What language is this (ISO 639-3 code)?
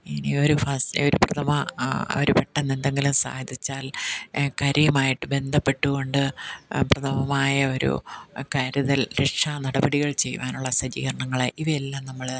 mal